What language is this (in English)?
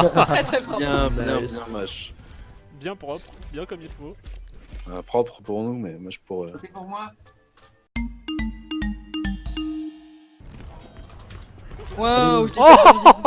French